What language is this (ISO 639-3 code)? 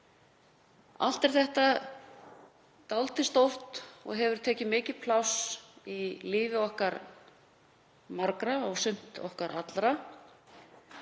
isl